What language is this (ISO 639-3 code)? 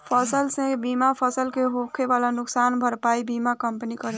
bho